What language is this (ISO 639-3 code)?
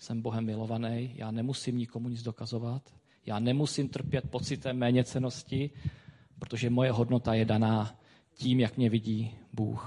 ces